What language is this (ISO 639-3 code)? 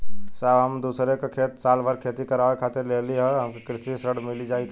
bho